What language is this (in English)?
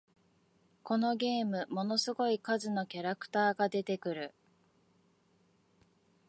Japanese